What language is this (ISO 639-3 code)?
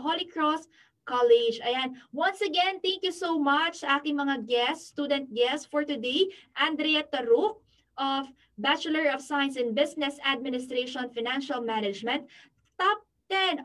fil